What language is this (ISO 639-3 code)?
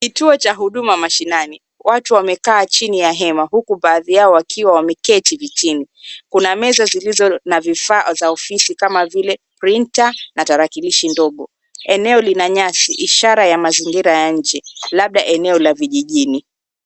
swa